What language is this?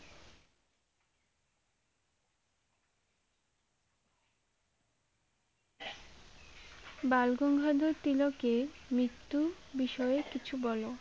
Bangla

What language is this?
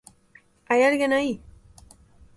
Galician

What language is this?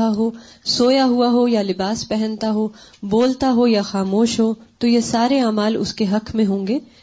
Urdu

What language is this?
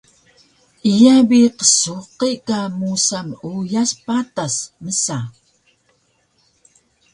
Taroko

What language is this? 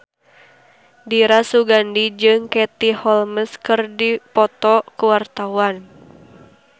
Sundanese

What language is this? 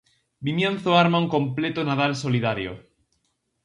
Galician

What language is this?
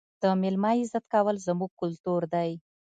Pashto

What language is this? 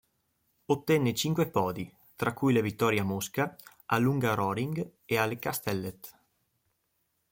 Italian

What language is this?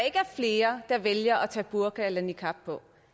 Danish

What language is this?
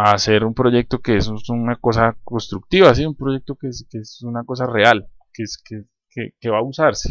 Spanish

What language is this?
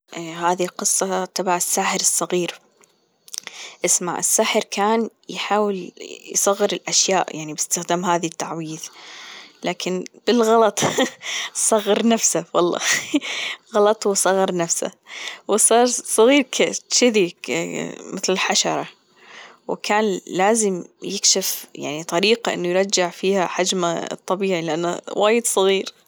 Gulf Arabic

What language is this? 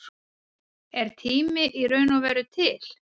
Icelandic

